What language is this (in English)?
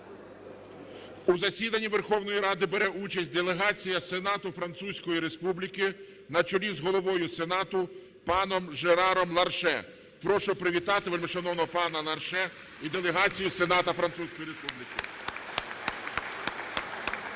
Ukrainian